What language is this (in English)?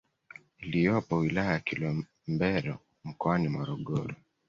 Swahili